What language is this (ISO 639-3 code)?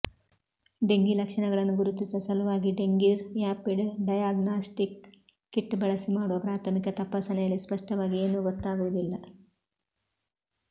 kan